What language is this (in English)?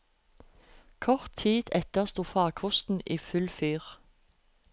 Norwegian